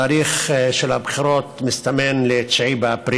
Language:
Hebrew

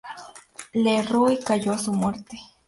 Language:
Spanish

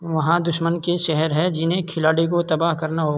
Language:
Urdu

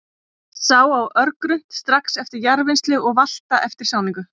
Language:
Icelandic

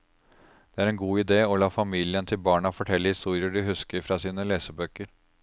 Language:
Norwegian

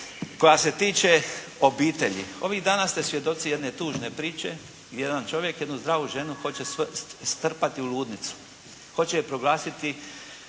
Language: Croatian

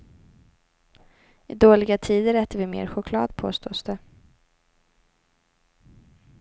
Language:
Swedish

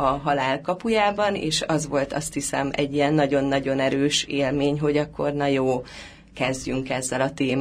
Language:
Hungarian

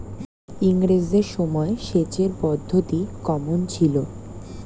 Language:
Bangla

